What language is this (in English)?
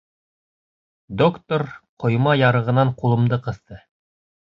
Bashkir